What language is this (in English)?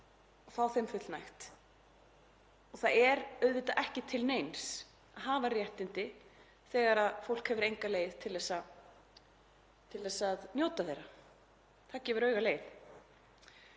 Icelandic